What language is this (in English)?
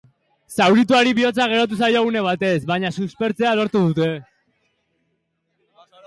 Basque